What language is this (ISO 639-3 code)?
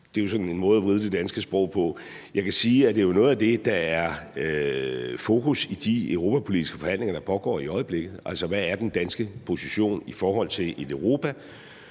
dan